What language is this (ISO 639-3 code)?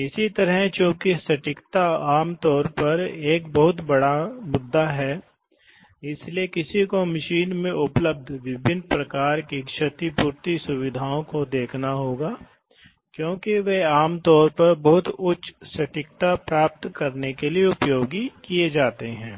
hin